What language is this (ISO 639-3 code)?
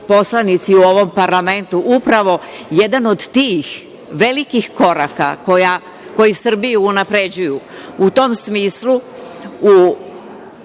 srp